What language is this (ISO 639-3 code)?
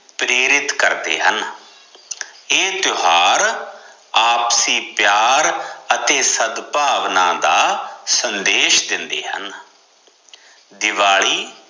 pan